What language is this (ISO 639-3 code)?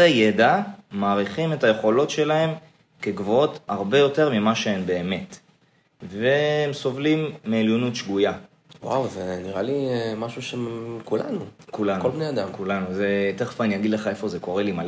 heb